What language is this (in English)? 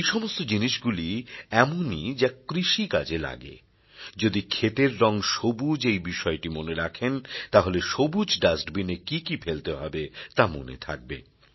Bangla